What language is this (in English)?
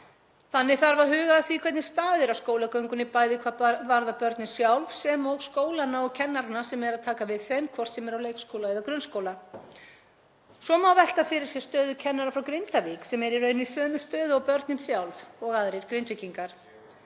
Icelandic